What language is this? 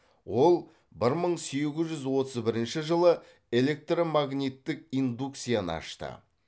Kazakh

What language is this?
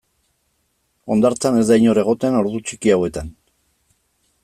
Basque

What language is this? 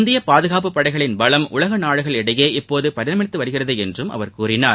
Tamil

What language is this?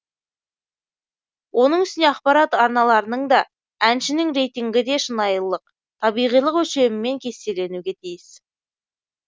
Kazakh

